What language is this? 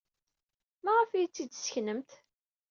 Kabyle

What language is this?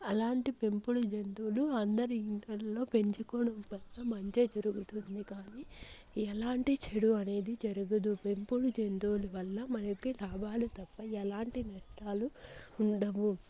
Telugu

